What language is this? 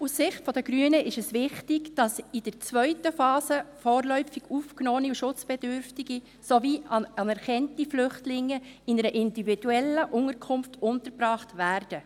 Swiss German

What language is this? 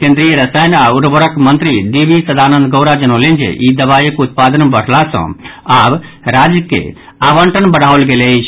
Maithili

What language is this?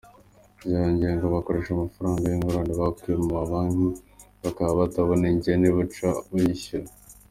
Kinyarwanda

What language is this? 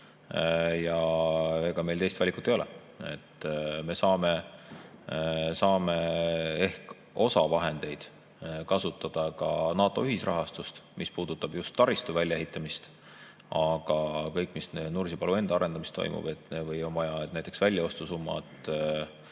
Estonian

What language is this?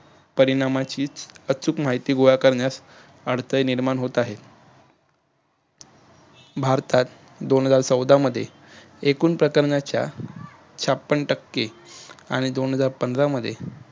Marathi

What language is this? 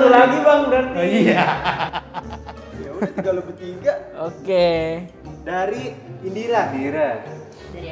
Indonesian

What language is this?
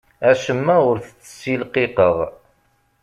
Kabyle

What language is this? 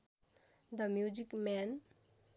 Nepali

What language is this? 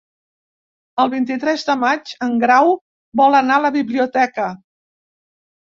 Catalan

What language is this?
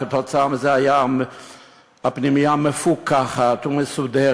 Hebrew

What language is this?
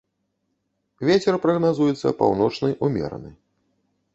Belarusian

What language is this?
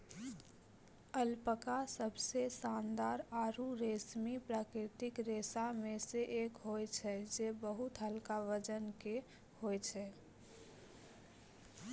Maithili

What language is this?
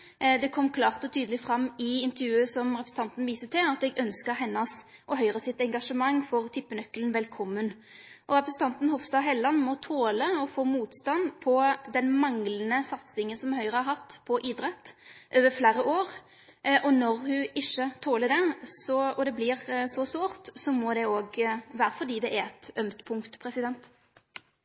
Norwegian Nynorsk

